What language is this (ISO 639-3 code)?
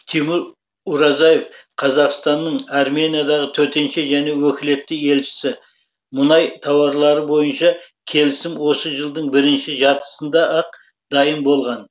kaz